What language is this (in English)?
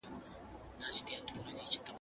Pashto